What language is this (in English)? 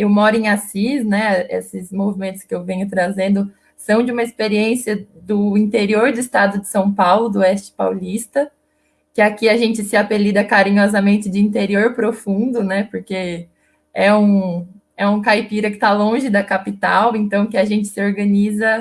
Portuguese